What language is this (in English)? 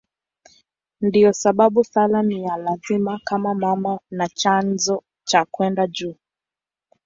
Swahili